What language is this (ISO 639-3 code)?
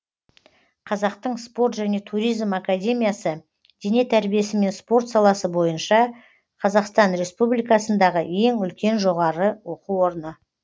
kaz